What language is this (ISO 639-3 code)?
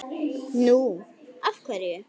isl